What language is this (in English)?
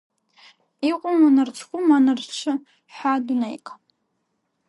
Abkhazian